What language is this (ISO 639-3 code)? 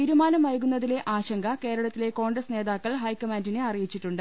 mal